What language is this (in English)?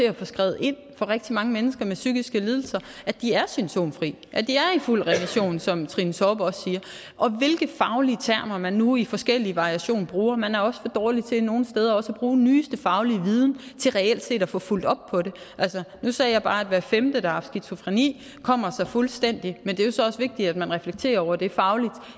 Danish